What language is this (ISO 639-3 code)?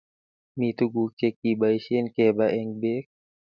kln